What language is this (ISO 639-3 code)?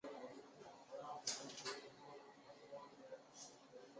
zho